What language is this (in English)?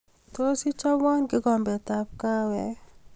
Kalenjin